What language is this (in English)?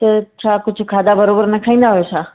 Sindhi